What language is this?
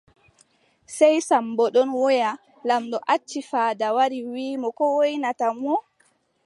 Adamawa Fulfulde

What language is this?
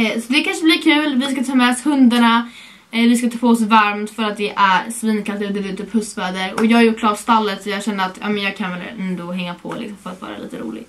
Swedish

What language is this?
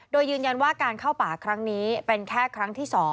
Thai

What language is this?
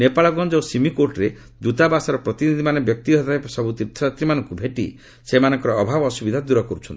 Odia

